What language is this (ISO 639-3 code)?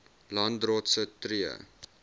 afr